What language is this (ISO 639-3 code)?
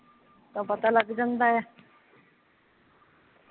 pan